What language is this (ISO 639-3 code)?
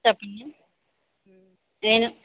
tel